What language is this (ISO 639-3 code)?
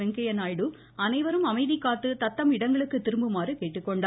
tam